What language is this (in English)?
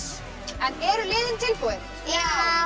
Icelandic